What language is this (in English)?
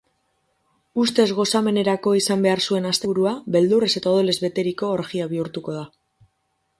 Basque